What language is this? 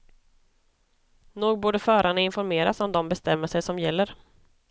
Swedish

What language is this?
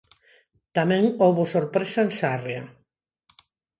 Galician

